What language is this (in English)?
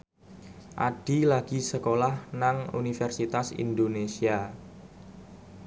Javanese